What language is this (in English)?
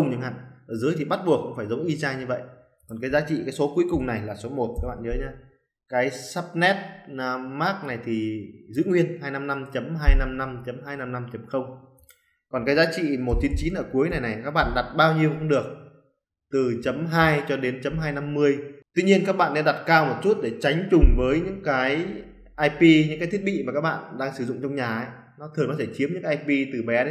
Vietnamese